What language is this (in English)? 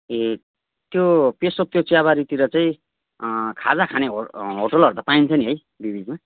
Nepali